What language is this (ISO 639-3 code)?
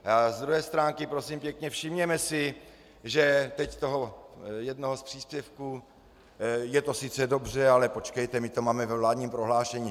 ces